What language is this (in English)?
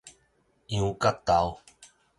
Min Nan Chinese